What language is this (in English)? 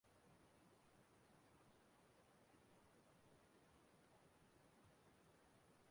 Igbo